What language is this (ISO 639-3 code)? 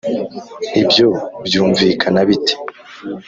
kin